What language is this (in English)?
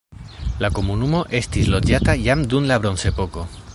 Esperanto